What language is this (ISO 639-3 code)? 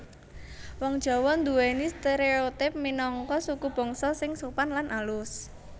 jav